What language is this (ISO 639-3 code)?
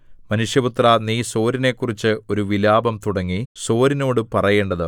mal